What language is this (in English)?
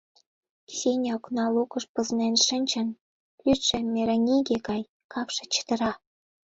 Mari